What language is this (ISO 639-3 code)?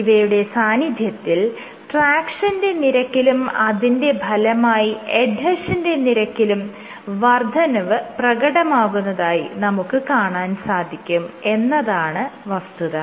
mal